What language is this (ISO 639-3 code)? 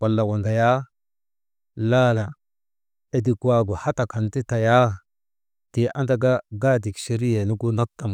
mde